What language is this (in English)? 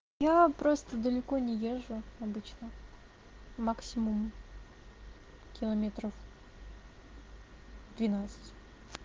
Russian